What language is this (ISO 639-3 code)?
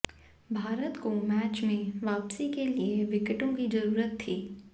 hin